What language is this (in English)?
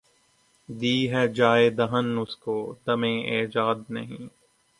Urdu